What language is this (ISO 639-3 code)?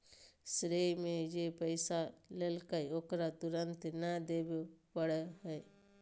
mag